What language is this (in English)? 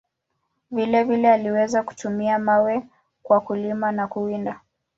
Swahili